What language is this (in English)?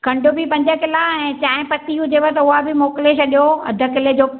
Sindhi